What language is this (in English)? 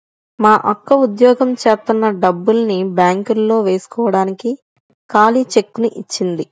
Telugu